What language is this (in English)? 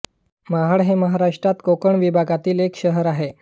Marathi